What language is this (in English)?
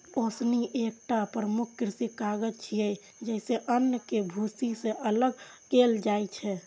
Maithili